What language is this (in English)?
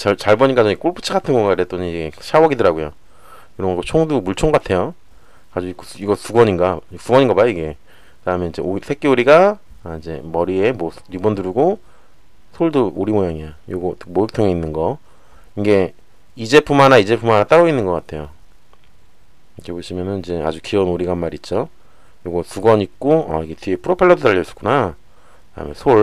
Korean